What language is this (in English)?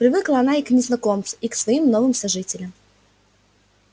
Russian